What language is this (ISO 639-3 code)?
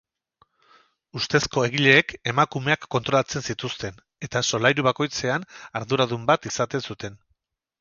eus